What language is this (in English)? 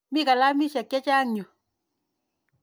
Kalenjin